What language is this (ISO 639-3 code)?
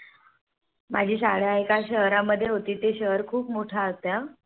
mar